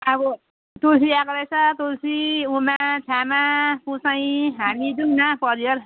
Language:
Nepali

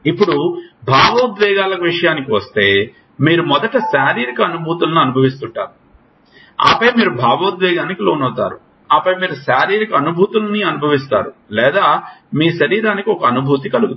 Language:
Telugu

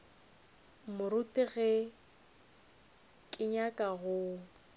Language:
Northern Sotho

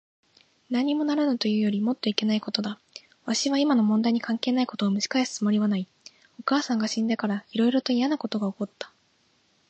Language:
Japanese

